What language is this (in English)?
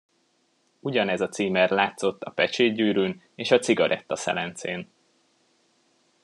Hungarian